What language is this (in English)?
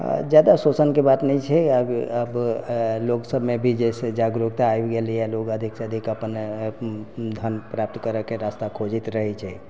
Maithili